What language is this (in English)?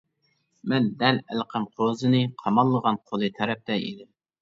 Uyghur